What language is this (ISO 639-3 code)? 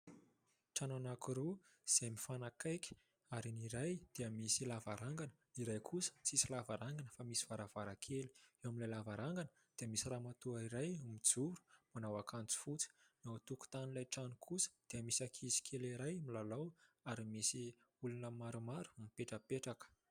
mlg